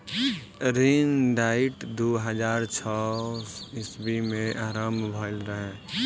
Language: Bhojpuri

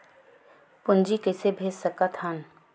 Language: Chhattisgarhi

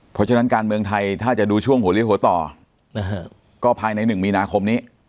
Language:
Thai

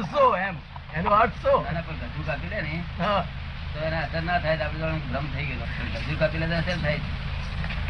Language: Gujarati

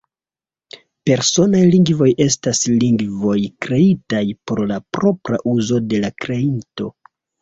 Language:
Esperanto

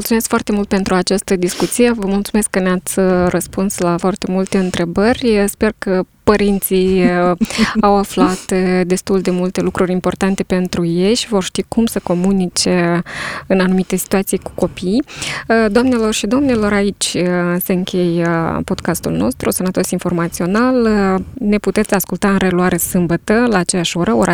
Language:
Romanian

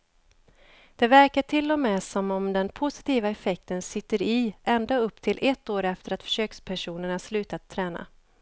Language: Swedish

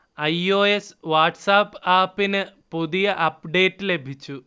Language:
Malayalam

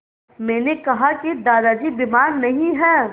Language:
Hindi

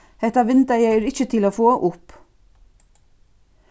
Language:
Faroese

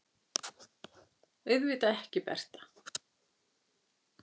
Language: Icelandic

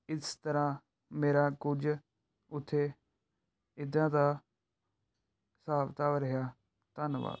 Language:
Punjabi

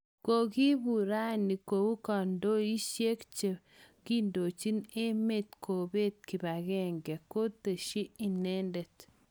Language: Kalenjin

